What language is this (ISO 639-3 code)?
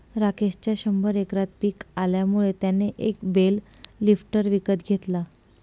mar